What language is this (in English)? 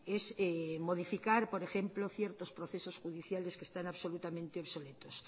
Spanish